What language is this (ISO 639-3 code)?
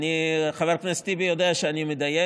heb